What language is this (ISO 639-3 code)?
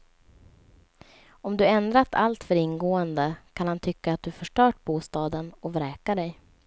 swe